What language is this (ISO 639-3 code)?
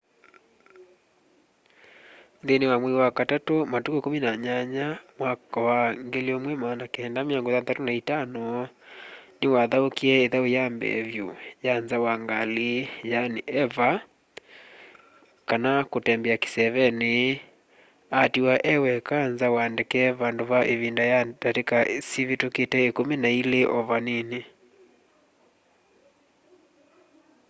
kam